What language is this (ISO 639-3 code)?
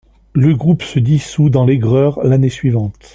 fra